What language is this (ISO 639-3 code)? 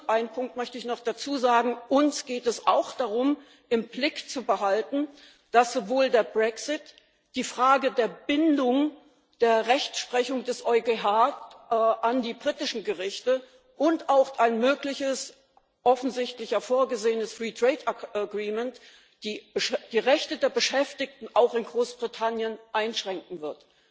deu